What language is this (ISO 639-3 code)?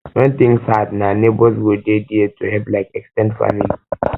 pcm